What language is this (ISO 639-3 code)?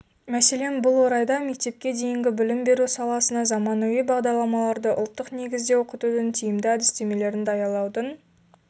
kaz